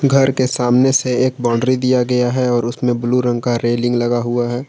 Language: Hindi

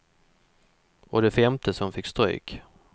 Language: Swedish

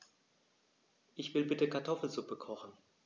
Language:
German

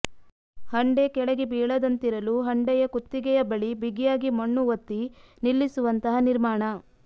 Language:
Kannada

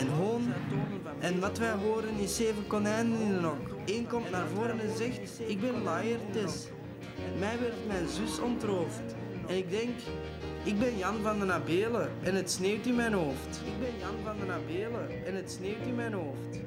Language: Dutch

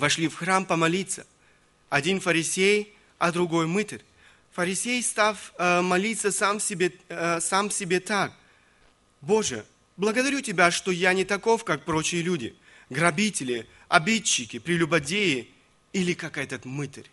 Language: Russian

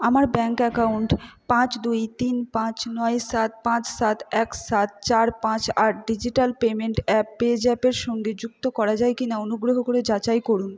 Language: Bangla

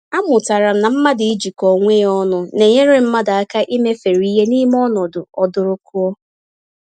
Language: Igbo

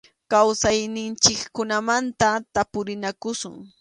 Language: Arequipa-La Unión Quechua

